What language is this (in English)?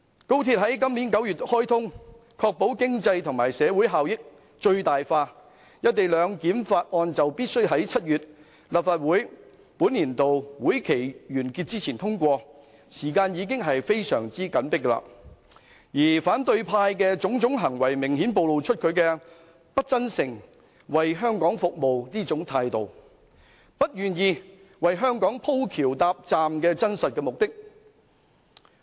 Cantonese